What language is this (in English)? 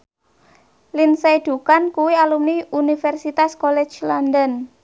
Javanese